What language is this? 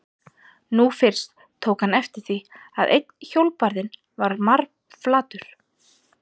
Icelandic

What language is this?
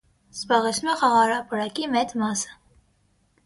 Armenian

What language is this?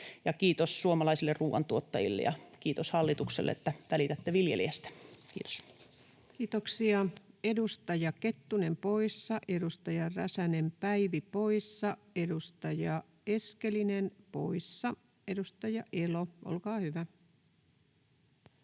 Finnish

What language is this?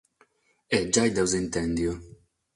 Sardinian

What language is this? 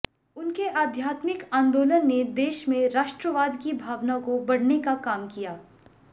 Hindi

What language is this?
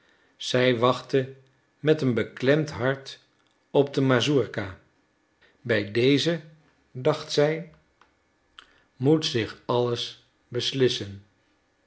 Dutch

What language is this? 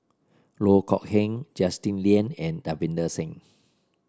English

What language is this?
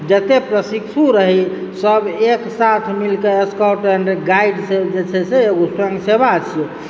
Maithili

